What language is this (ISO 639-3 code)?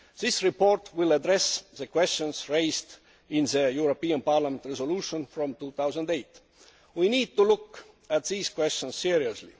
eng